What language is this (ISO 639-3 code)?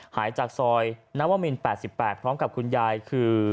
tha